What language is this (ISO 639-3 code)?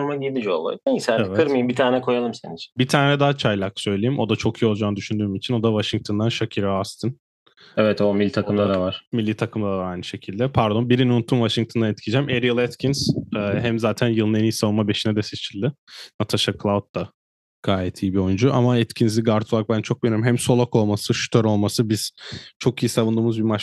tur